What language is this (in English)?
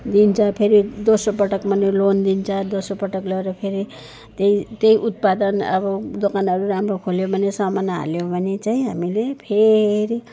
Nepali